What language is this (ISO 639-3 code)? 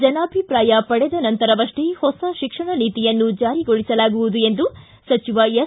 kan